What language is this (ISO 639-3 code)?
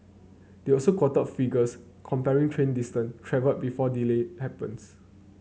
eng